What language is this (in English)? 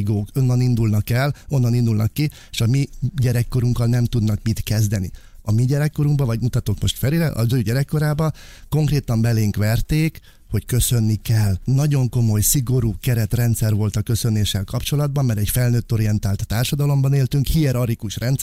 Hungarian